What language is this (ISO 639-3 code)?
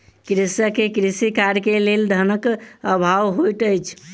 mai